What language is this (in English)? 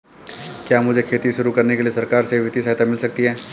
Hindi